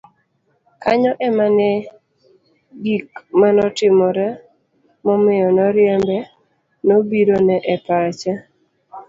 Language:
Luo (Kenya and Tanzania)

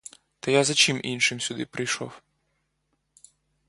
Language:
Ukrainian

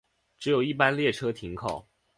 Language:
Chinese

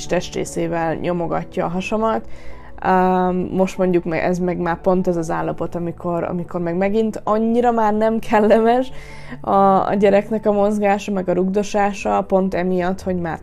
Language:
Hungarian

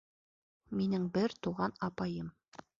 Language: Bashkir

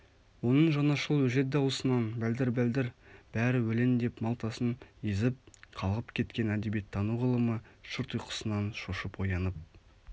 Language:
Kazakh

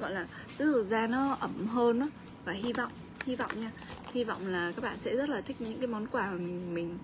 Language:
Vietnamese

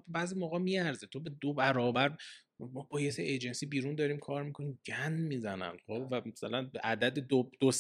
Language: Persian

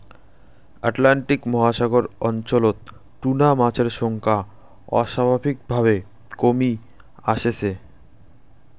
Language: Bangla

